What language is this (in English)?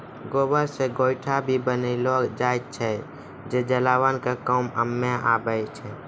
Maithili